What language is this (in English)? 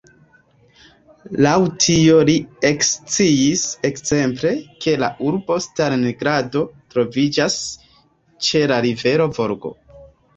Esperanto